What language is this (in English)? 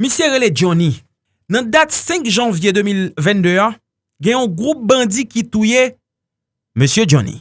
French